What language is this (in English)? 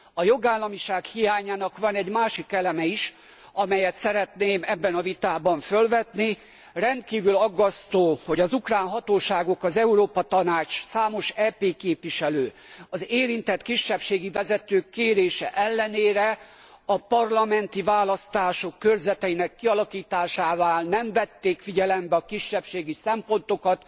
Hungarian